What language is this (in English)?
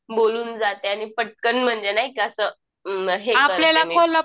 Marathi